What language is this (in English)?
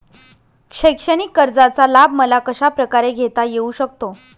Marathi